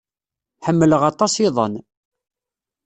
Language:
Kabyle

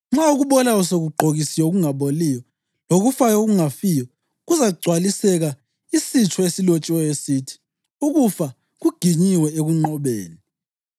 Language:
North Ndebele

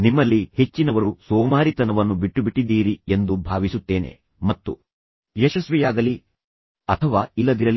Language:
Kannada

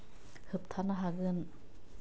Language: Bodo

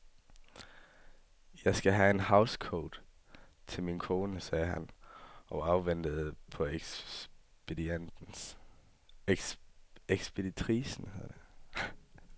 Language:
Danish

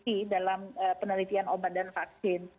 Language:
Indonesian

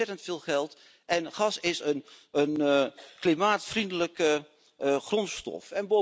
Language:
Dutch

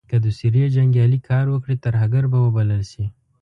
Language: Pashto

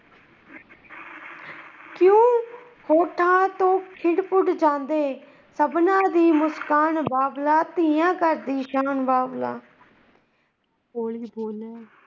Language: Punjabi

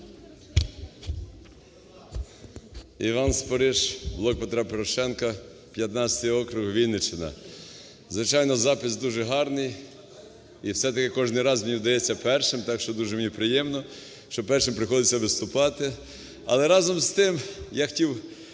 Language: Ukrainian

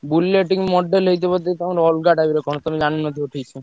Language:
Odia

